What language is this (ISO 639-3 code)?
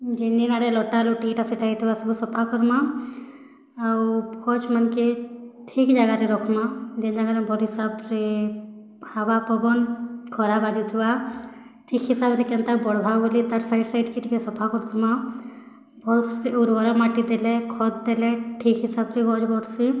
ori